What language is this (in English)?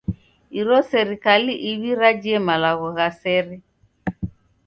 Taita